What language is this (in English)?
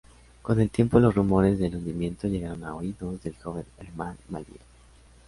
Spanish